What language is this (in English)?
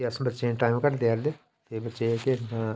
Dogri